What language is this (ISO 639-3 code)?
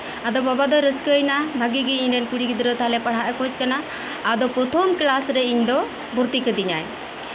sat